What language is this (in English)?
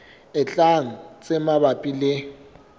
Southern Sotho